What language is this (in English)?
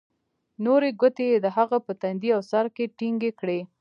Pashto